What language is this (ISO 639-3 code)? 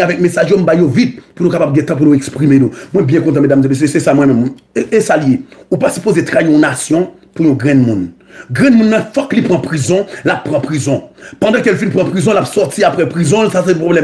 fra